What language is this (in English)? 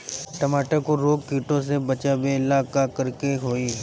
Bhojpuri